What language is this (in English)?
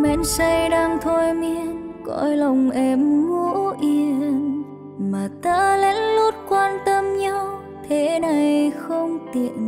Vietnamese